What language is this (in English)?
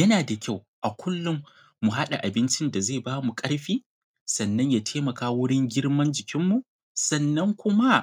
Hausa